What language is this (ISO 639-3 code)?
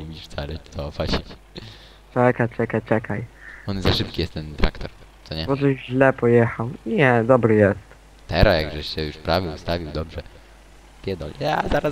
pol